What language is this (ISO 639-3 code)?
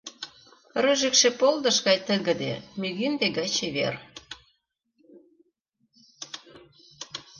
chm